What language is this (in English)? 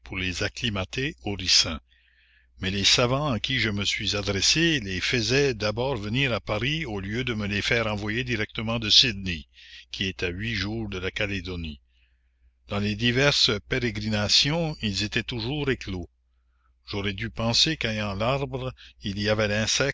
French